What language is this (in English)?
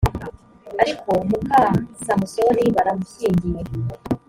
Kinyarwanda